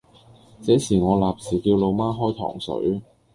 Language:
Cantonese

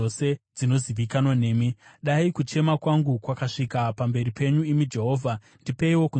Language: Shona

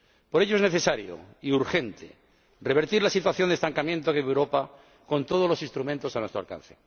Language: Spanish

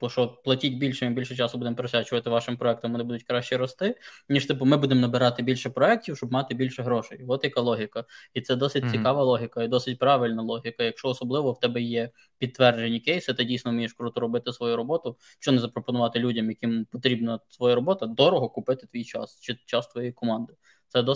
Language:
Ukrainian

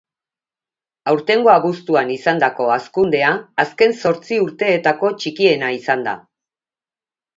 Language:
Basque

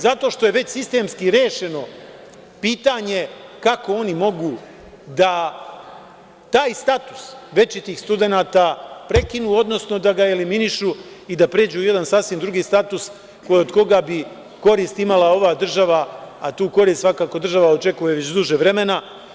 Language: Serbian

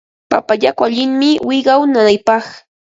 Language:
Ambo-Pasco Quechua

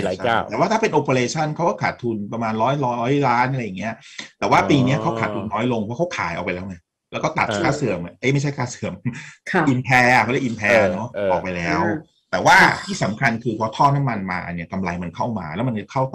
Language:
Thai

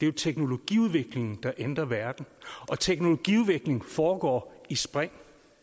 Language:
Danish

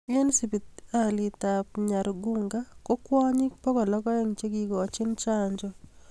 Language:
Kalenjin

